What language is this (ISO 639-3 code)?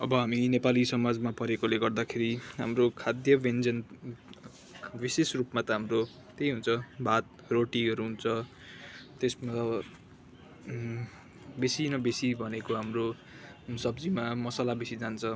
nep